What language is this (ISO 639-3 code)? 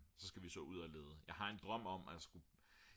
dan